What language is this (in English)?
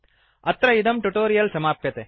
Sanskrit